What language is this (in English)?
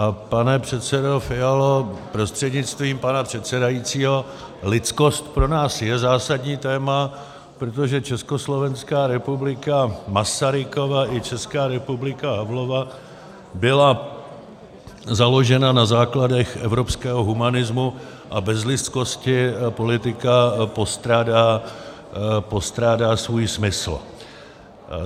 Czech